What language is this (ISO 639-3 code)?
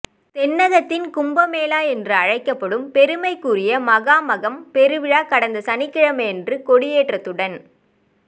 tam